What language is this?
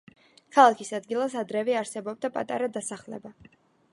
Georgian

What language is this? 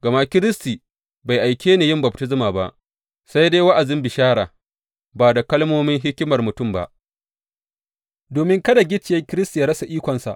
Hausa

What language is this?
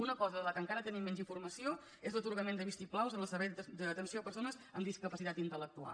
Catalan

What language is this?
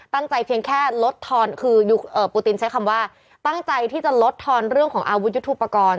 Thai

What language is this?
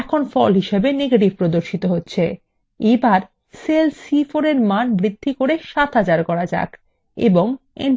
Bangla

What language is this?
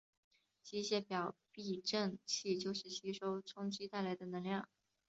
Chinese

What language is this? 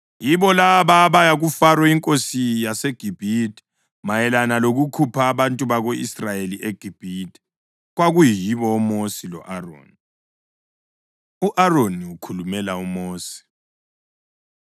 North Ndebele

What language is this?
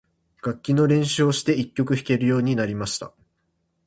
Japanese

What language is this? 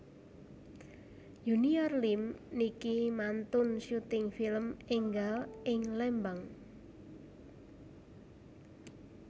Javanese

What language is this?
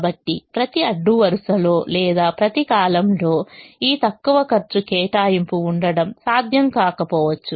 Telugu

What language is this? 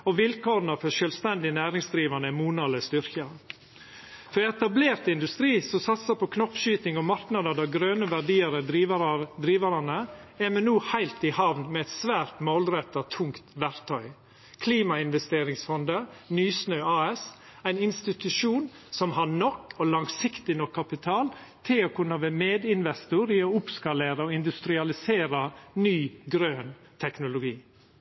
Norwegian Nynorsk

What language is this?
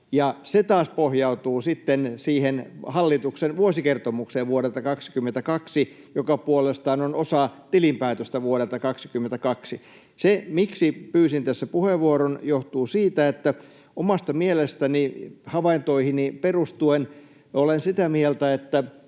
Finnish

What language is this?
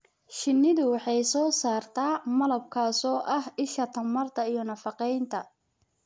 Somali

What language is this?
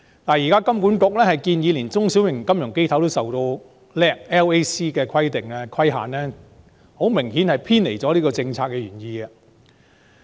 Cantonese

